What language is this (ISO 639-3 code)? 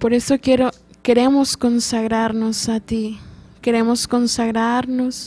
spa